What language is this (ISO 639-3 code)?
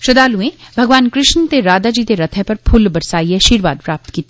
doi